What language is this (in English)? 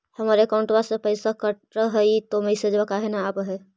Magahi